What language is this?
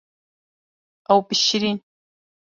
Kurdish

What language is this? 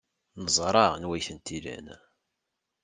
Kabyle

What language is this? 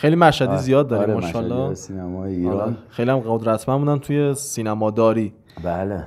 Persian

